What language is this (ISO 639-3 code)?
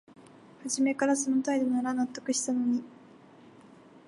jpn